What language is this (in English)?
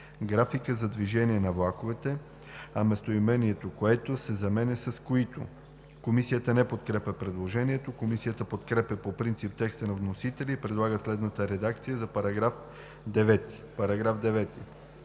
Bulgarian